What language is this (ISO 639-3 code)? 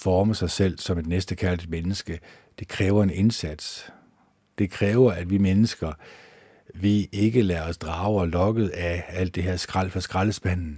dan